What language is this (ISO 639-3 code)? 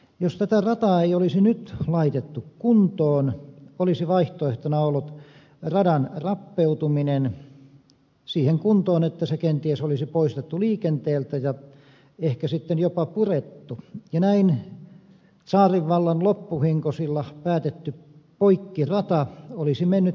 fin